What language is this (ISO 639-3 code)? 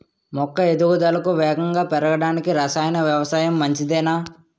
tel